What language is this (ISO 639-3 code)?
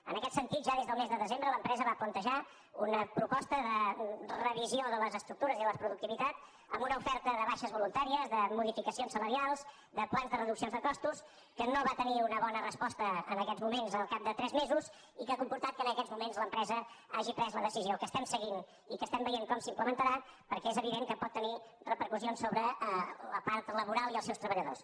cat